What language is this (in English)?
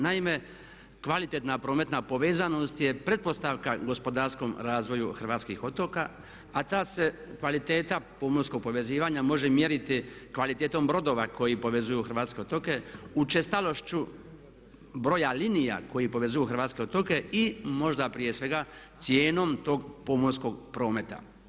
Croatian